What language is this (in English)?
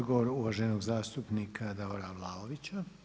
Croatian